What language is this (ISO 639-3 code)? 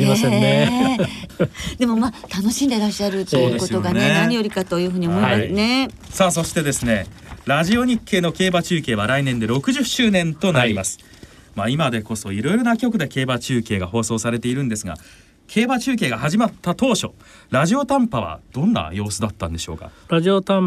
jpn